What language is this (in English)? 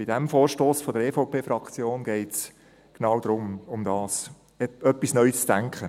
Swiss German